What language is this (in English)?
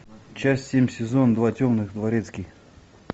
Russian